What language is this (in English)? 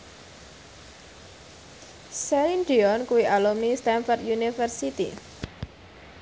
Javanese